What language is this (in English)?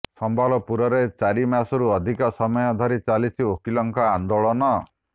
Odia